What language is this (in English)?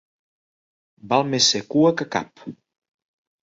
Catalan